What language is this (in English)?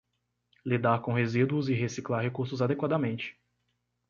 Portuguese